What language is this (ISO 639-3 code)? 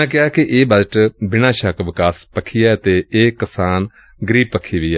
pan